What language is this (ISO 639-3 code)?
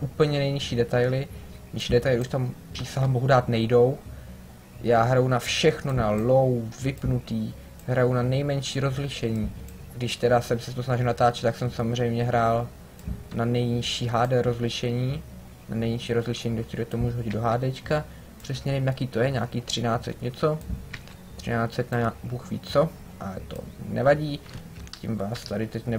ces